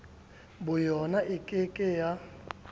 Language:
Southern Sotho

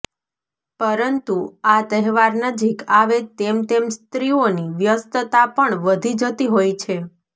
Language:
Gujarati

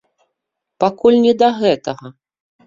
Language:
Belarusian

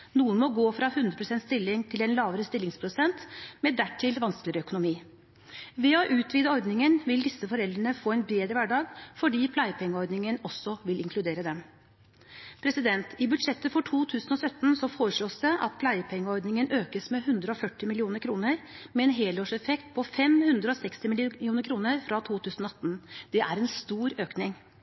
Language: Norwegian Bokmål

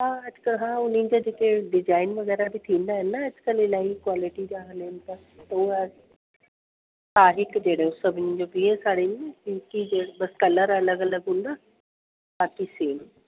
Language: Sindhi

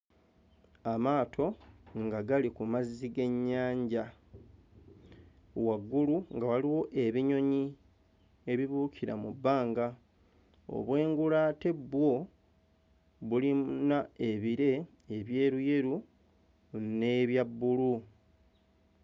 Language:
Ganda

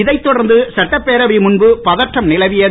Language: Tamil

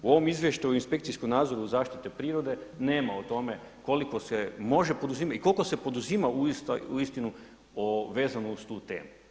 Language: Croatian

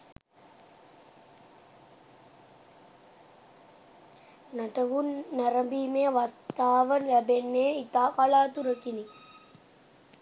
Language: Sinhala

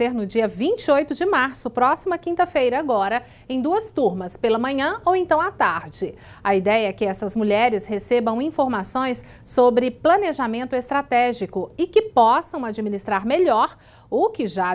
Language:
Portuguese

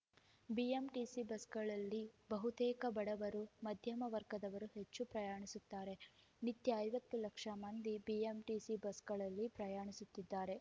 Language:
Kannada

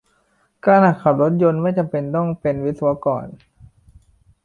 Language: Thai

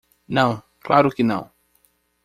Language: Portuguese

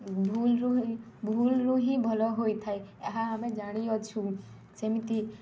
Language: Odia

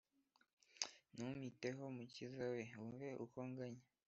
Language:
Kinyarwanda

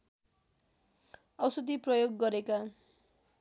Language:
Nepali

